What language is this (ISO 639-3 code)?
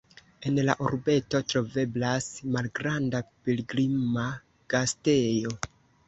epo